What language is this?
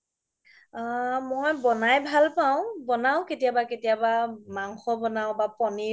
Assamese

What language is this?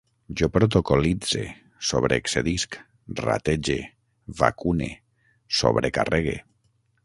Catalan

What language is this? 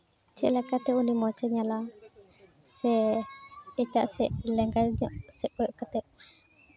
Santali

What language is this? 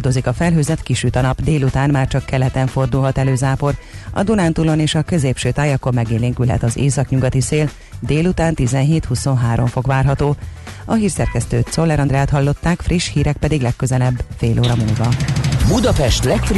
Hungarian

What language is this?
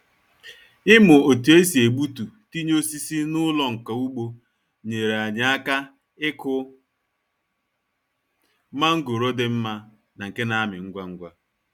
Igbo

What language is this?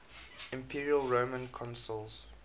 English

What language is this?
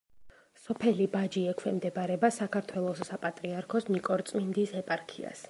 Georgian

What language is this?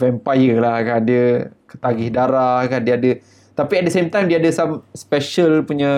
Malay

